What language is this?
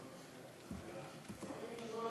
Hebrew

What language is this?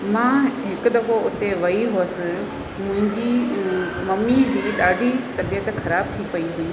Sindhi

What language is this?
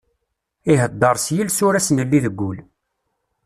Kabyle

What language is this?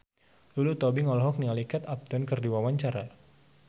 Sundanese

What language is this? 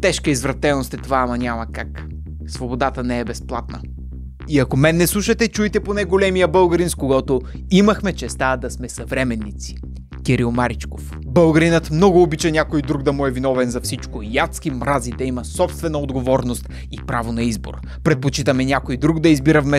Bulgarian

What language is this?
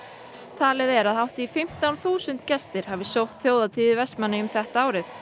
Icelandic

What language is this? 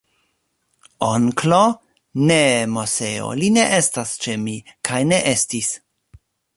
Esperanto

